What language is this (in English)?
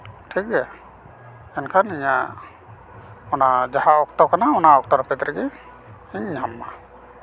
Santali